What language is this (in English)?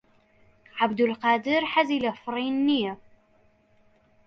Central Kurdish